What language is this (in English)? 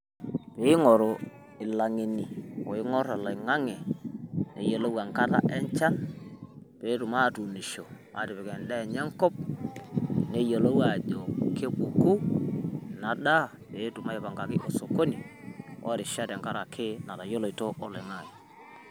Masai